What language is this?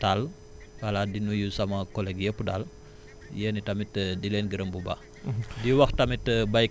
Wolof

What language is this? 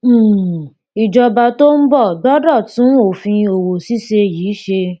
Yoruba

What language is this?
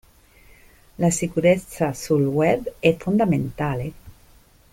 Italian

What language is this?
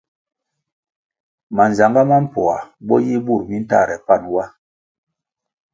Kwasio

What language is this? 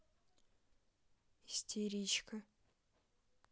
Russian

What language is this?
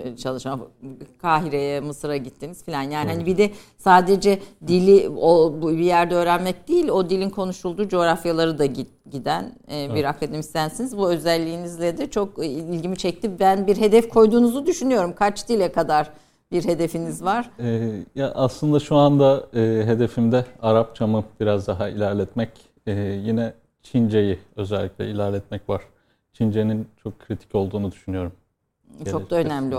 Turkish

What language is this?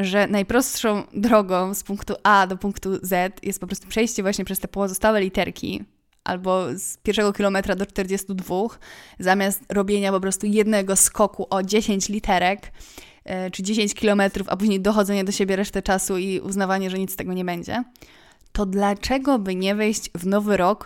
Polish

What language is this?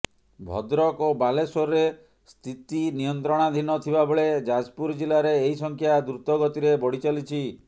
Odia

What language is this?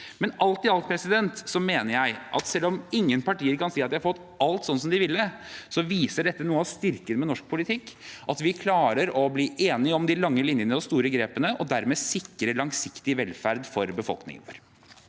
Norwegian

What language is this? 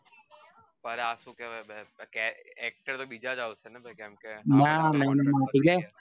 Gujarati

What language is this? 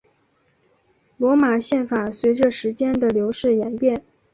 Chinese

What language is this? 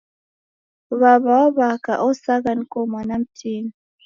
Taita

